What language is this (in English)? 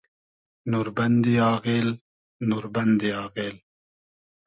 Hazaragi